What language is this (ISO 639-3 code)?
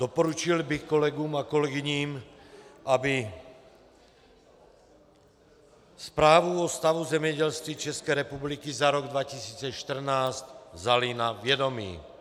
ces